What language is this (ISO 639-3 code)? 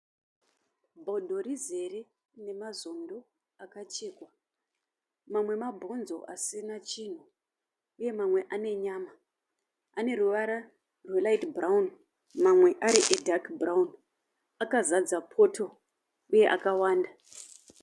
sna